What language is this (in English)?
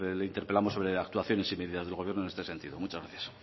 Spanish